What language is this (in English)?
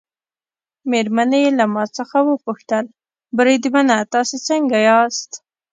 Pashto